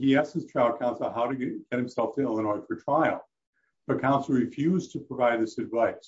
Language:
English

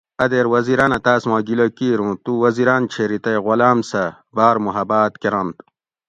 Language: Gawri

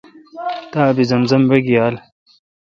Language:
Kalkoti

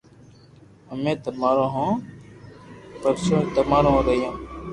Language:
Loarki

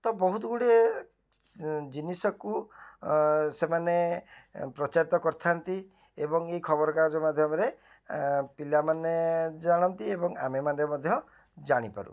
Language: Odia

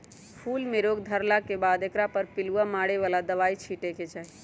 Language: Magahi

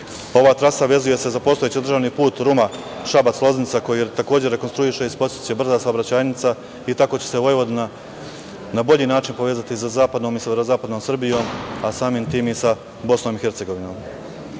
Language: Serbian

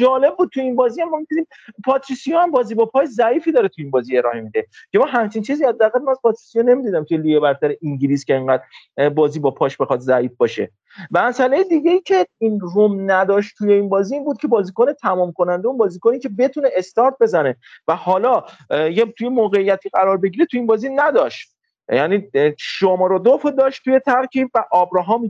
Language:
Persian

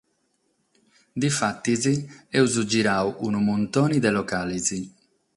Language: Sardinian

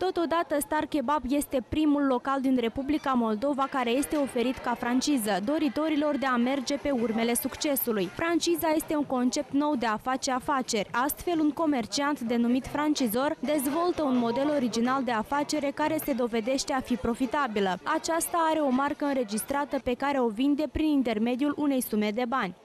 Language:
Romanian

